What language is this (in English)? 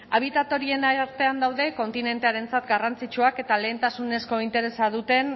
Basque